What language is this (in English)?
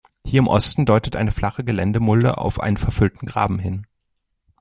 German